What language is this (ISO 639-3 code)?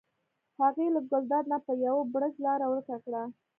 pus